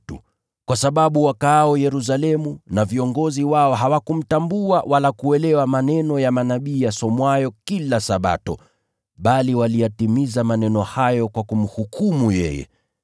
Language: Swahili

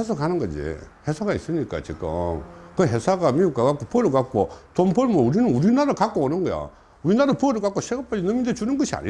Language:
Korean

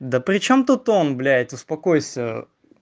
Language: Russian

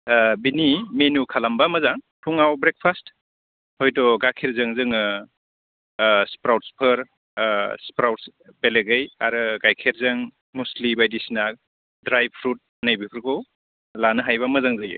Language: Bodo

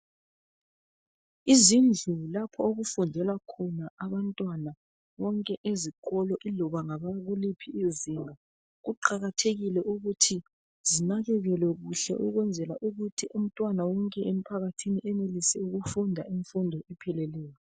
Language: North Ndebele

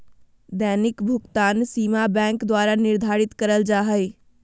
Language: Magahi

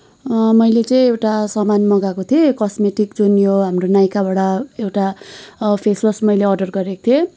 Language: Nepali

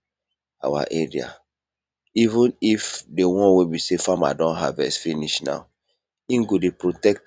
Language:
Nigerian Pidgin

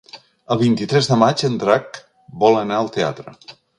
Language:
Catalan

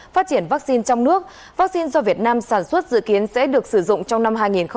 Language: Vietnamese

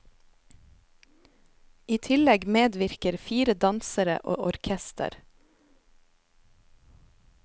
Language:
Norwegian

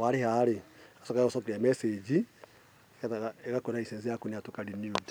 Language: Kikuyu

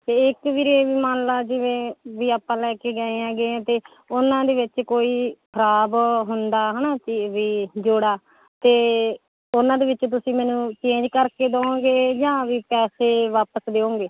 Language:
Punjabi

